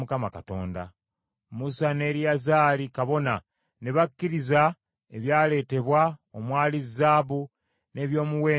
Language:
Ganda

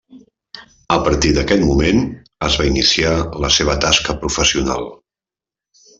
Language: Catalan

